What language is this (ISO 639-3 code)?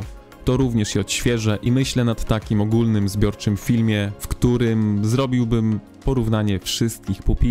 pol